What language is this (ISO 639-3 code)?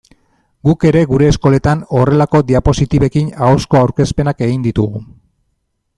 eus